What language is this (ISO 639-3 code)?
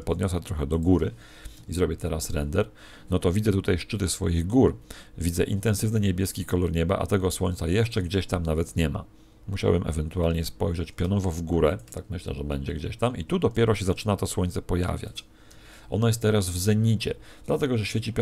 pol